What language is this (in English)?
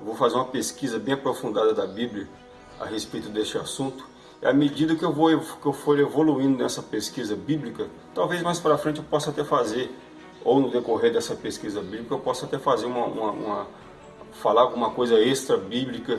Portuguese